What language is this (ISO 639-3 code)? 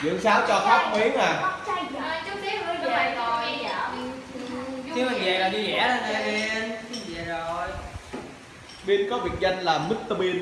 vie